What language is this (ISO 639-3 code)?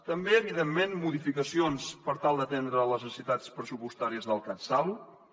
cat